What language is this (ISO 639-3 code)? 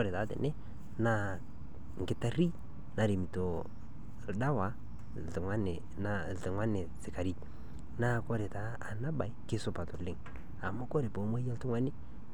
mas